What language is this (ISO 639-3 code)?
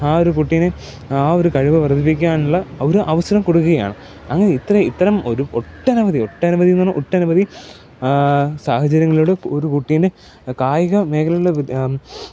mal